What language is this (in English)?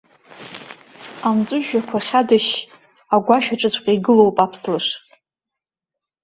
Abkhazian